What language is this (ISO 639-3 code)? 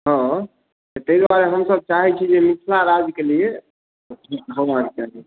mai